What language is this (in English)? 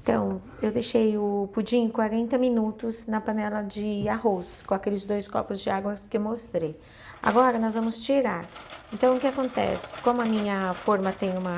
Portuguese